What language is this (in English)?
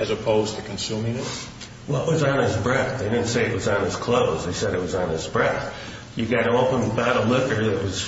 English